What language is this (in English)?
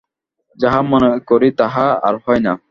Bangla